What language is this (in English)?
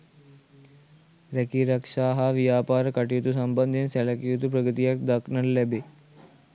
Sinhala